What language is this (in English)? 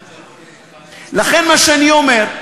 Hebrew